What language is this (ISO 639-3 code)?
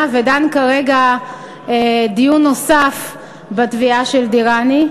heb